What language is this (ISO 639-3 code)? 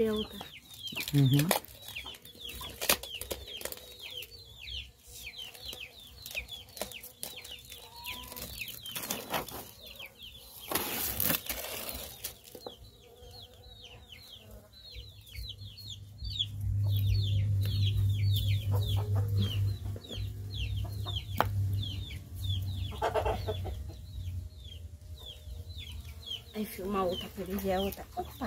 por